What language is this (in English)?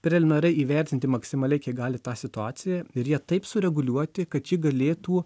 Lithuanian